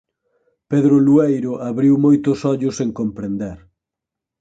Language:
Galician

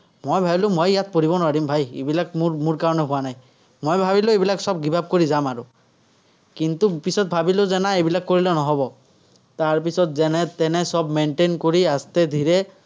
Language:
Assamese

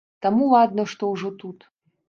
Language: Belarusian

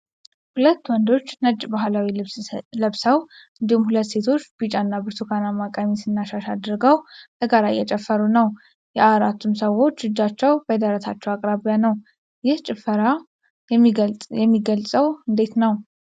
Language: Amharic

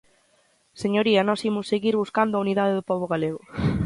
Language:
Galician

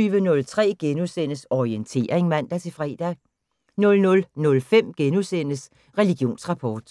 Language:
Danish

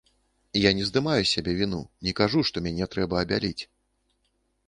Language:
Belarusian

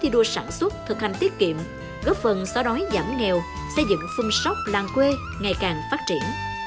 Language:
Vietnamese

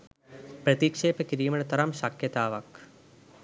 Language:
Sinhala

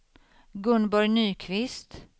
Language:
Swedish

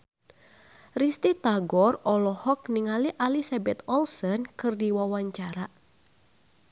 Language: Sundanese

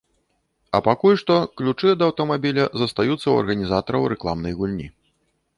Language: Belarusian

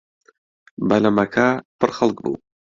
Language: Central Kurdish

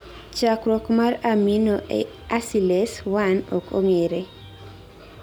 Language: Luo (Kenya and Tanzania)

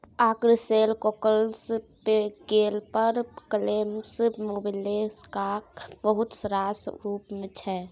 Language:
Maithili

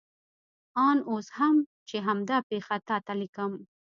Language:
Pashto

